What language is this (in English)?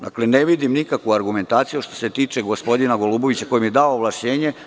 Serbian